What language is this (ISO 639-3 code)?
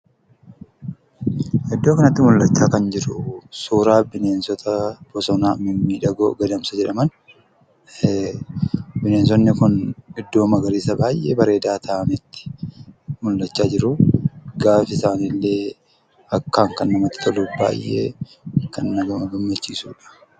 orm